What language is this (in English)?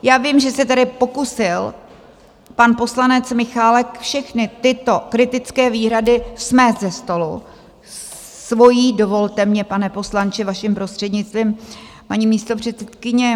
Czech